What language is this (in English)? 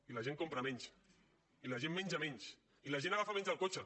Catalan